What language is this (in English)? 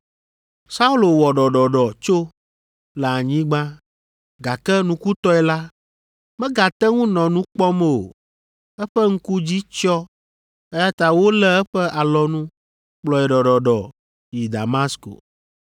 Ewe